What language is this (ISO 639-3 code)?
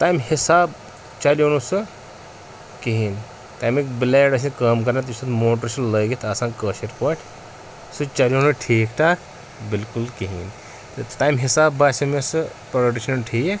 kas